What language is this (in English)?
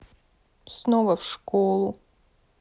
Russian